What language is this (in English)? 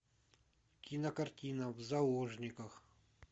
Russian